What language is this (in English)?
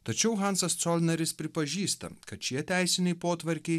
Lithuanian